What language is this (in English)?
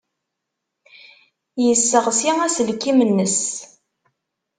Kabyle